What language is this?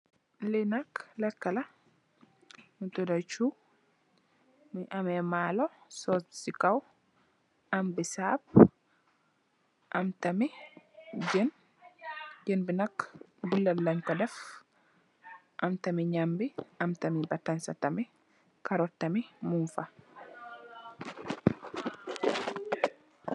Wolof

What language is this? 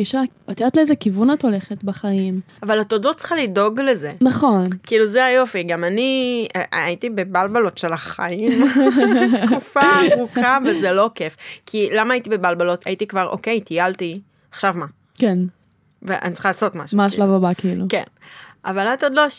Hebrew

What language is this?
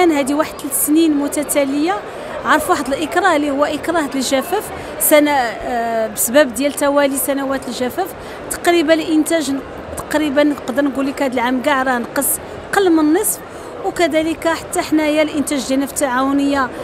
Arabic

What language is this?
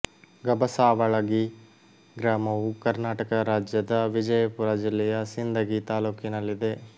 Kannada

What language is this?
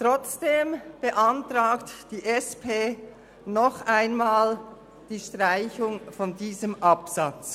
Swiss German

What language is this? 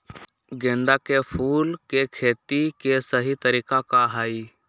Magahi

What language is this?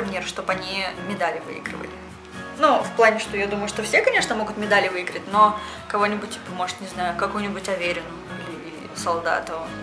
Russian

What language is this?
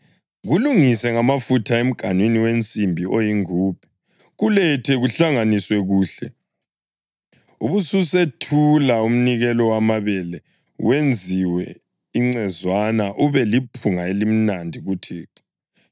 North Ndebele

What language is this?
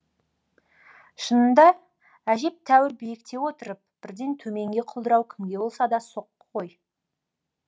Kazakh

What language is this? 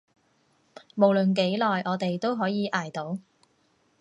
Cantonese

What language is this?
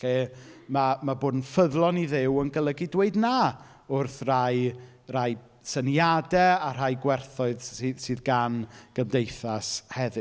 Welsh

